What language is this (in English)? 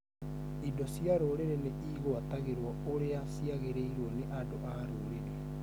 Kikuyu